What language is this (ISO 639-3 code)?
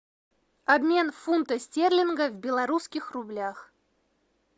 rus